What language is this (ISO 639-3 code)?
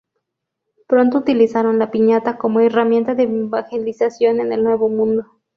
spa